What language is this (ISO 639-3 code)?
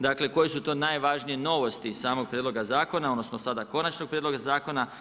hrv